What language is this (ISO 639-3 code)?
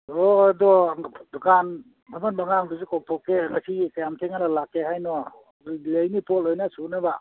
mni